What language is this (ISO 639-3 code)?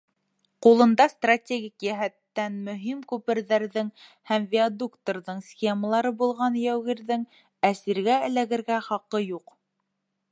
bak